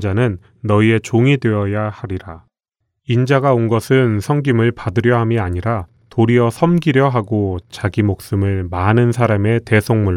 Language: Korean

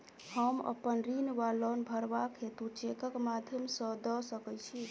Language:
Maithili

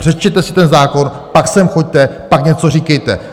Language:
Czech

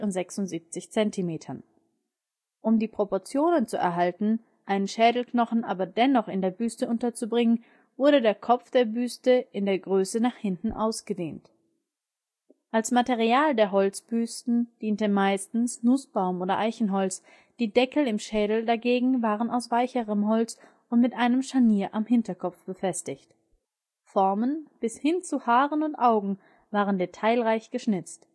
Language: German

